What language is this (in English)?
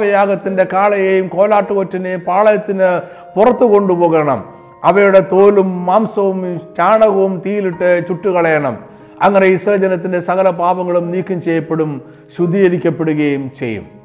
Malayalam